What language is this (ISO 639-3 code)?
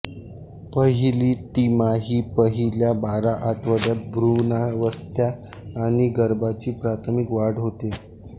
mar